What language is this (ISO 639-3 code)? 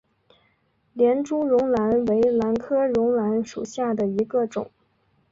zho